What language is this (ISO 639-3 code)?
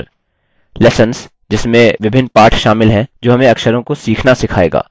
hin